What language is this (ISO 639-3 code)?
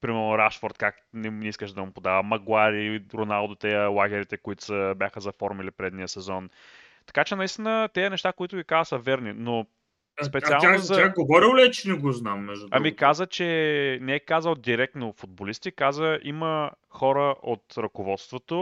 bul